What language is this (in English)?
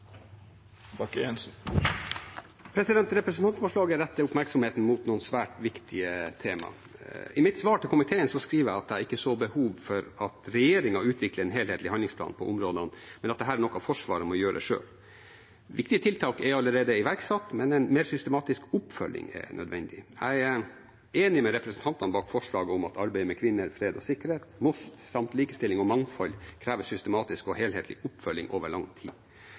Norwegian Bokmål